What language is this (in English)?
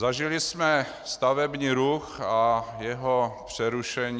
Czech